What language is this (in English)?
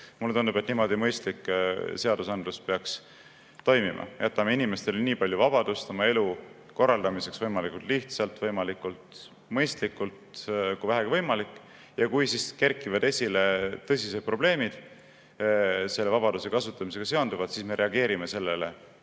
Estonian